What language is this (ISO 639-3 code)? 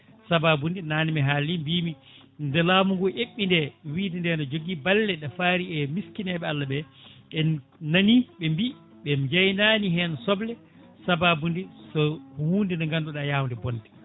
ful